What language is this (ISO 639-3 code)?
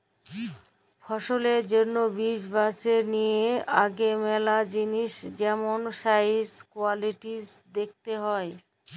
ben